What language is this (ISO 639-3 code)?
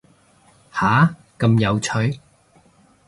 yue